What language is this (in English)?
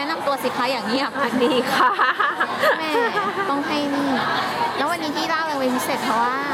Thai